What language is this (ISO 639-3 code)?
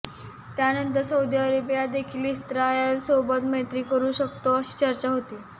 mar